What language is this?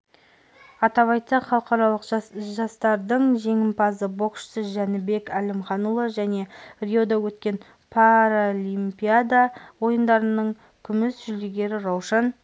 Kazakh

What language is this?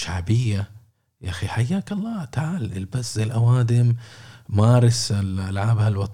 Arabic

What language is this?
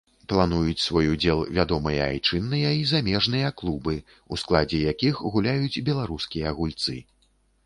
Belarusian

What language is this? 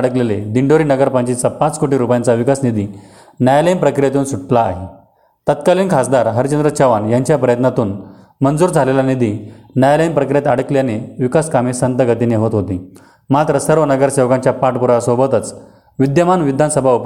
Marathi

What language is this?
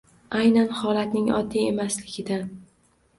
Uzbek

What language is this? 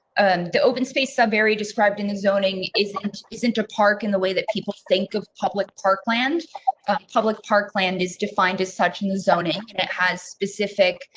English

